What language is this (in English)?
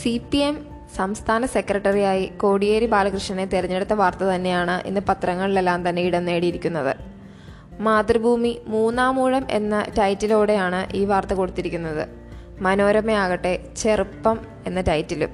Malayalam